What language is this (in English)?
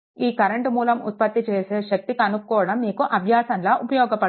Telugu